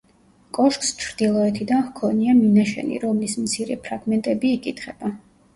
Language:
Georgian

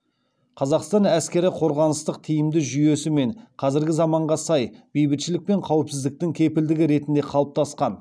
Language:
Kazakh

